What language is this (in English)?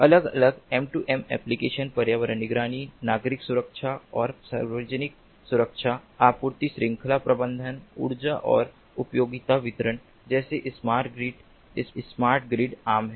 Hindi